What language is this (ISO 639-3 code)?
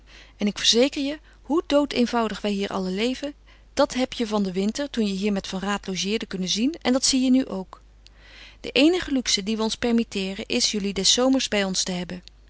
nld